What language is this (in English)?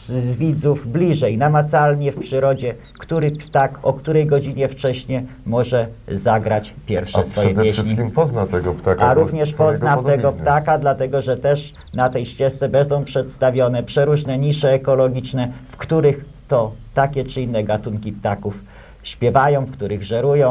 Polish